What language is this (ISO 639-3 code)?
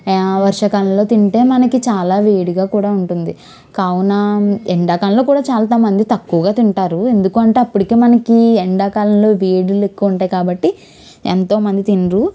tel